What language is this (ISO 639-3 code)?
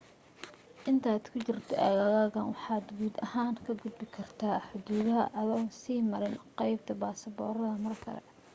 som